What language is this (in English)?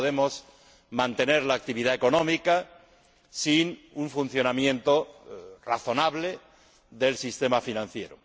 Spanish